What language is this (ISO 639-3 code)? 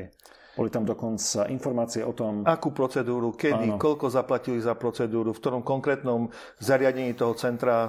slk